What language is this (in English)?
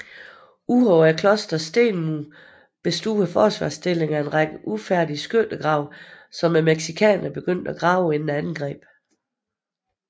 Danish